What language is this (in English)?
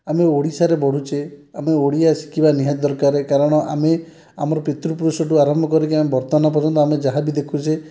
Odia